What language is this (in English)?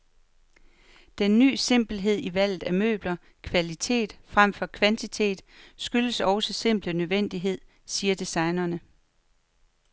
Danish